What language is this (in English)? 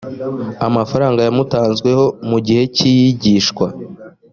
Kinyarwanda